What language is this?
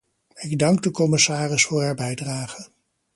Dutch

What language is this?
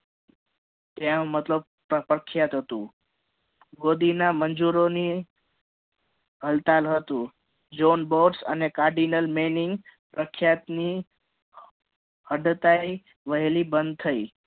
Gujarati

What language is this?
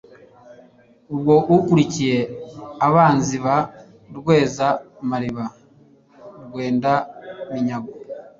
Kinyarwanda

